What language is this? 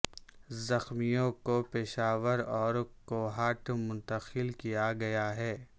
Urdu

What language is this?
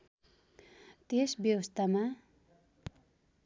Nepali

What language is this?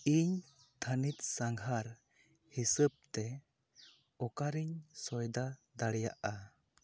Santali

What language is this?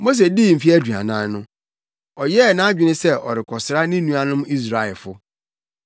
Akan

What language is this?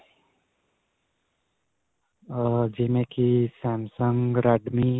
Punjabi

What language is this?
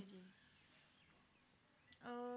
Punjabi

